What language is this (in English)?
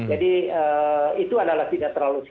Indonesian